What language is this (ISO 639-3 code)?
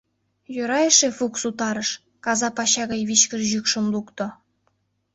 chm